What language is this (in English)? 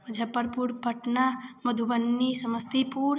Hindi